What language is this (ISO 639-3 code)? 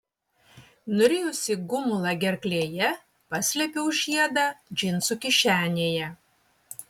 lit